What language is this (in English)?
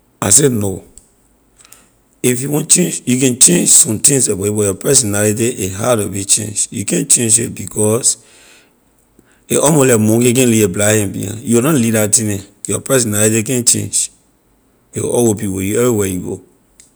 Liberian English